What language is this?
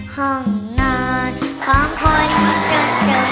Thai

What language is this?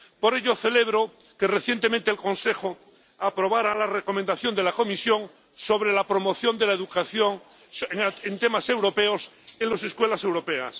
Spanish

